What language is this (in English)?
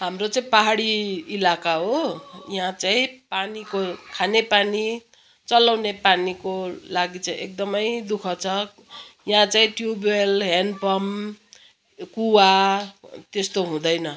Nepali